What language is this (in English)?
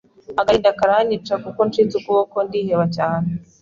Kinyarwanda